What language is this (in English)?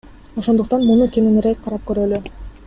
Kyrgyz